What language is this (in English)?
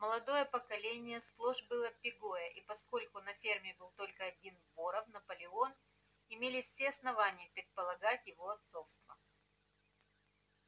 Russian